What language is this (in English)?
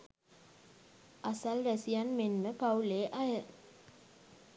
Sinhala